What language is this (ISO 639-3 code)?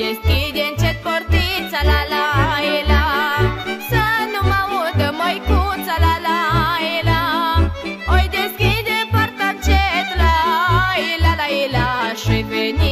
ron